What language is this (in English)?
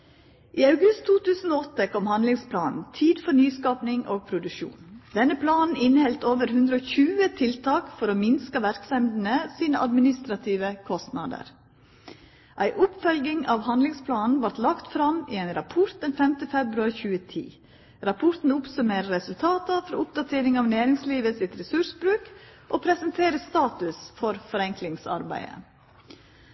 Norwegian Nynorsk